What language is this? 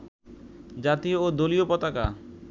Bangla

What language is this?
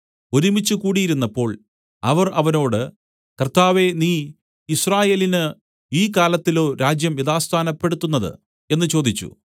Malayalam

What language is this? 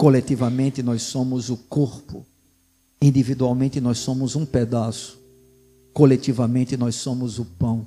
Portuguese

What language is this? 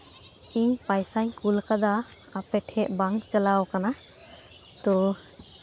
Santali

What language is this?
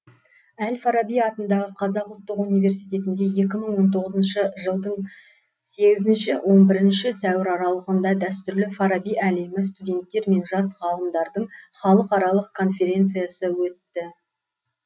Kazakh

